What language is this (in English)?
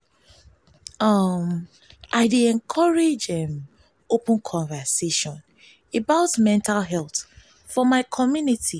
Nigerian Pidgin